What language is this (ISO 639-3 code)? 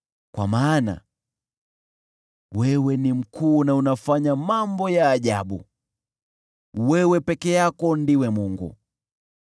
swa